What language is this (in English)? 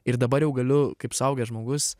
Lithuanian